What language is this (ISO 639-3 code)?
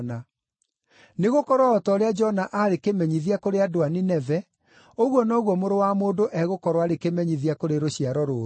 kik